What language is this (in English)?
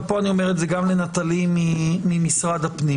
Hebrew